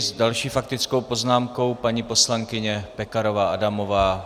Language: Czech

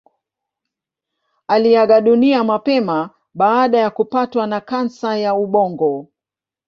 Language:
Swahili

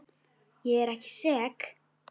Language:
Icelandic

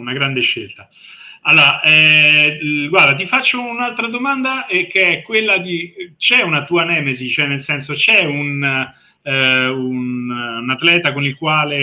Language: Italian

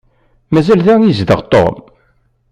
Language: Kabyle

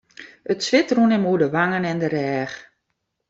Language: Western Frisian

